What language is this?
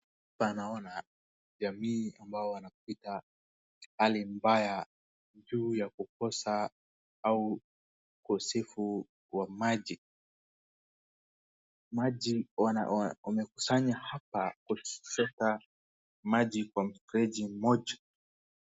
Swahili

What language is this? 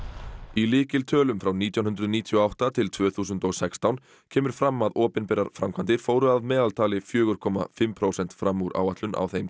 Icelandic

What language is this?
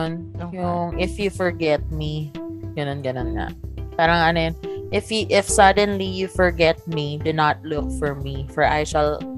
Filipino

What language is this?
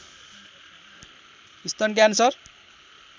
Nepali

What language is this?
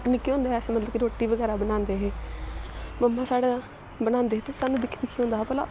Dogri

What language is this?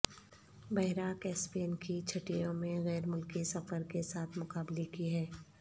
Urdu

